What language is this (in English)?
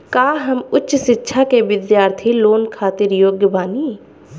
Bhojpuri